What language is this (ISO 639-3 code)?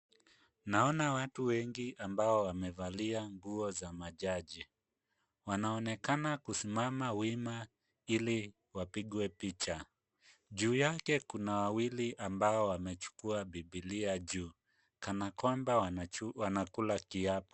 swa